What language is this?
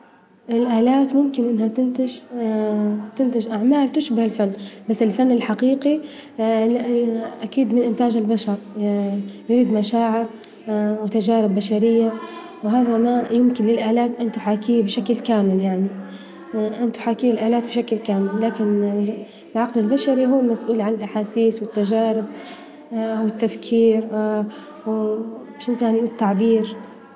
Libyan Arabic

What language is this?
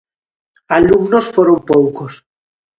Galician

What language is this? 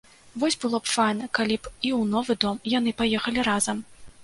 Belarusian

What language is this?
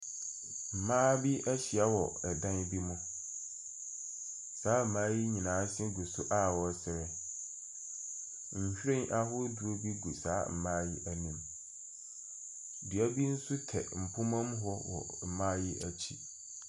Akan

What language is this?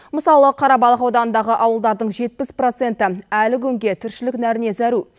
Kazakh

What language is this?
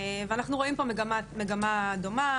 Hebrew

